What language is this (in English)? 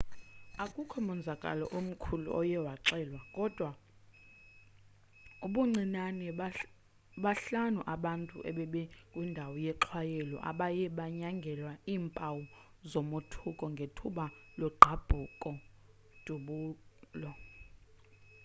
Xhosa